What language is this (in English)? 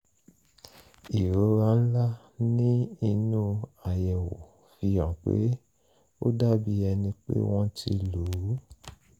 Yoruba